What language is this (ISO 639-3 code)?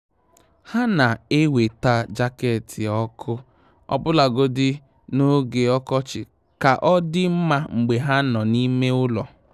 ibo